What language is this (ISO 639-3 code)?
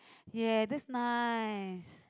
eng